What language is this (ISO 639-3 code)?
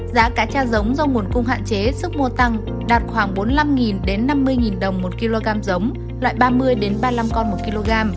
vie